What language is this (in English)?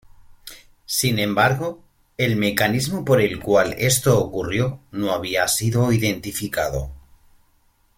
Spanish